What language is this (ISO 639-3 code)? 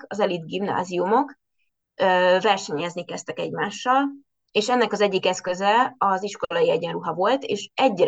hun